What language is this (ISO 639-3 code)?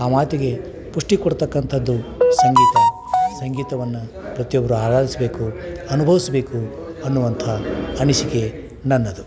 kan